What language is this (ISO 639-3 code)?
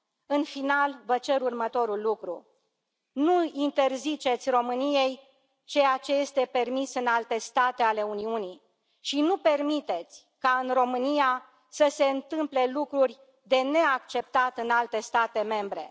ron